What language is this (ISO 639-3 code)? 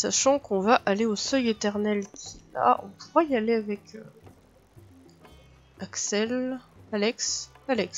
fra